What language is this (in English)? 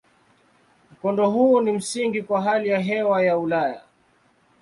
Swahili